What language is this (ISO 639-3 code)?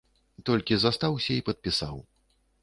bel